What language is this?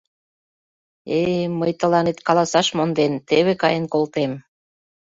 Mari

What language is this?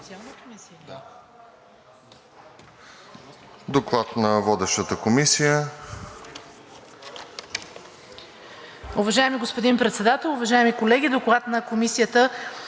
Bulgarian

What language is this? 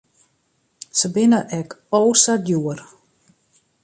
Western Frisian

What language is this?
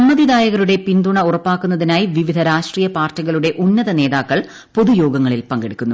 Malayalam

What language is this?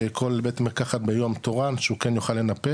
Hebrew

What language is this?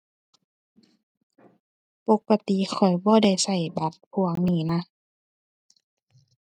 Thai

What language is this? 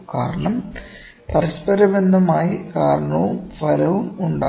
Malayalam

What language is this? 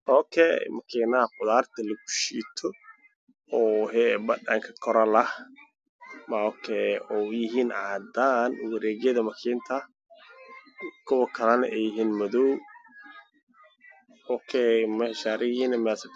Somali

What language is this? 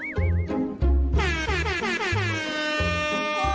Thai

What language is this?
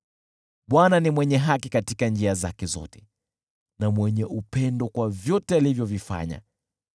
Swahili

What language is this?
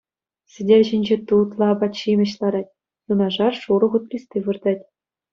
Chuvash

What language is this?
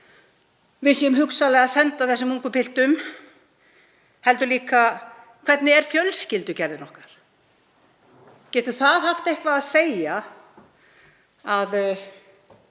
Icelandic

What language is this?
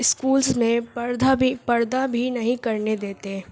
Urdu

